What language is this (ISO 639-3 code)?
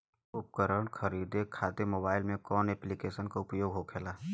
bho